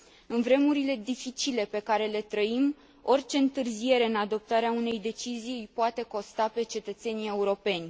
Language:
Romanian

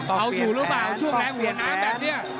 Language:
Thai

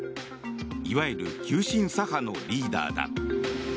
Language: Japanese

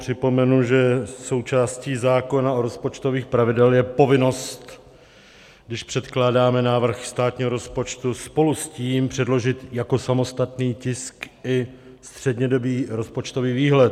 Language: Czech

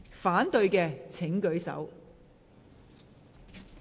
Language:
Cantonese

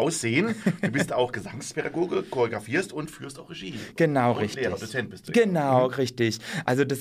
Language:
German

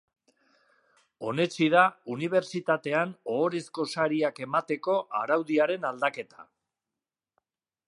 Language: Basque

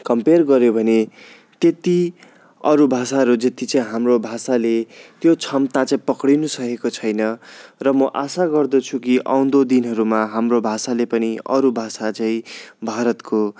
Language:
Nepali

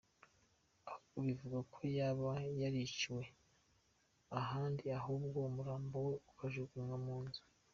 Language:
Kinyarwanda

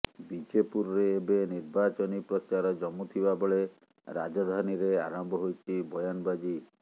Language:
Odia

